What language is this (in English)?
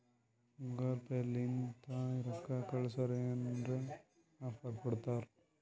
Kannada